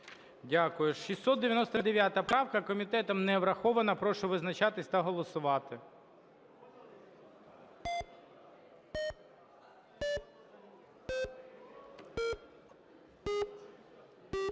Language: Ukrainian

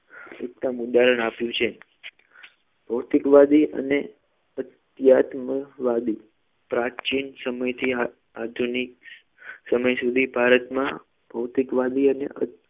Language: Gujarati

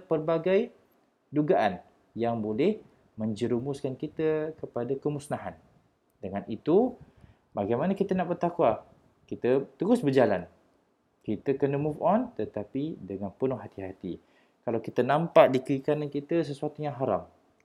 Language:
Malay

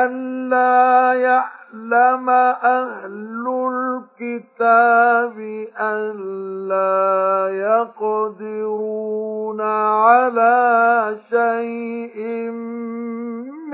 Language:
Arabic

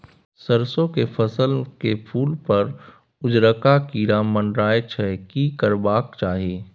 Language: Maithili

